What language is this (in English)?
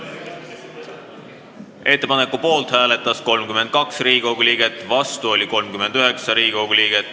Estonian